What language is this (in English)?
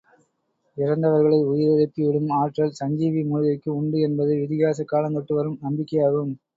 Tamil